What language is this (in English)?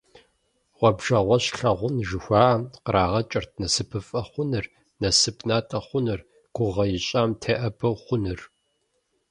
Kabardian